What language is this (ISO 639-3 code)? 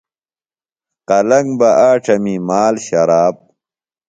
phl